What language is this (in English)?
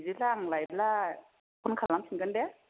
Bodo